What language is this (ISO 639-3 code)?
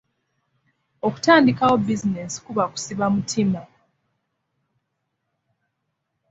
lug